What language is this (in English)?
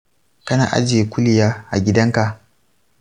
Hausa